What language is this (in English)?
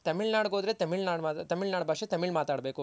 Kannada